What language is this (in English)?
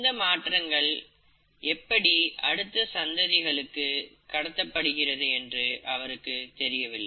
Tamil